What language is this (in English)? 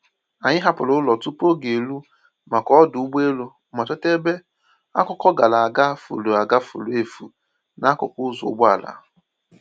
Igbo